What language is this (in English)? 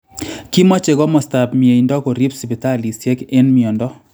Kalenjin